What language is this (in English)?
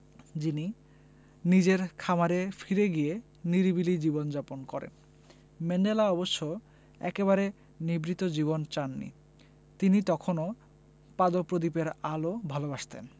Bangla